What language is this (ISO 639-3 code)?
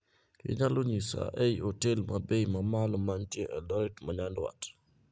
luo